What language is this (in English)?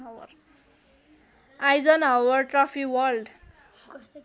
Nepali